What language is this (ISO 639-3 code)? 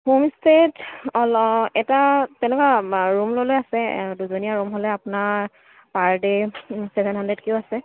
asm